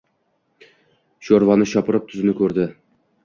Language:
Uzbek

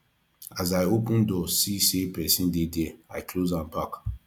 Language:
Nigerian Pidgin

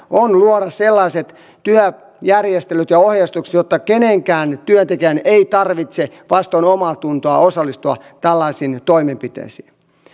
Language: Finnish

